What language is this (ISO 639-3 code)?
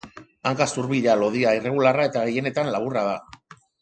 eus